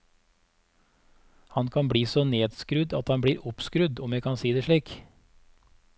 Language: Norwegian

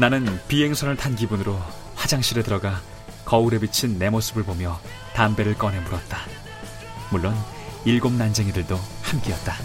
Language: Korean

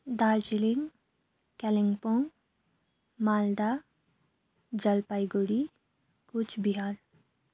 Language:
Nepali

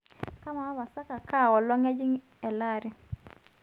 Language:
Masai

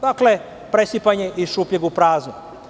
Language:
Serbian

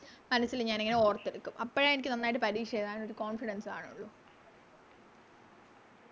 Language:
Malayalam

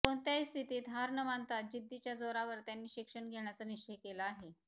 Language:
Marathi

